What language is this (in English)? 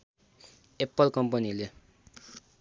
Nepali